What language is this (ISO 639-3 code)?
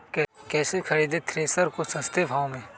mag